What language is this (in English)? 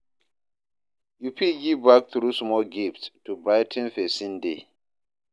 Nigerian Pidgin